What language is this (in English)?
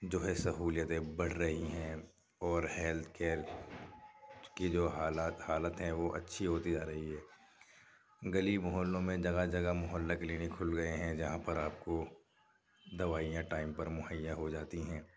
Urdu